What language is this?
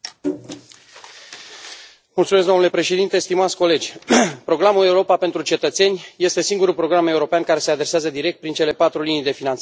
Romanian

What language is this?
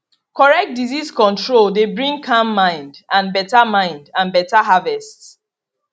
Nigerian Pidgin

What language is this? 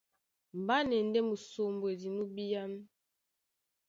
Duala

